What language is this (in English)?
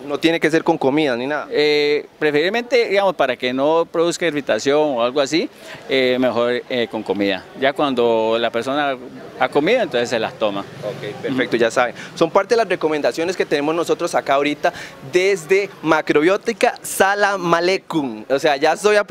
Spanish